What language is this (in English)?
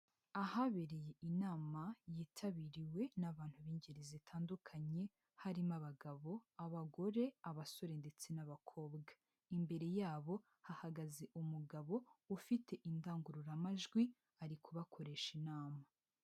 Kinyarwanda